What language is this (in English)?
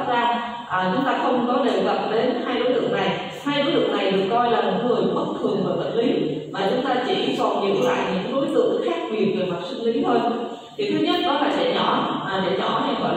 Vietnamese